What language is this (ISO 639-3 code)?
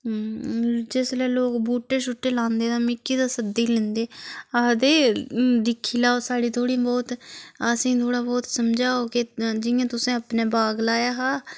doi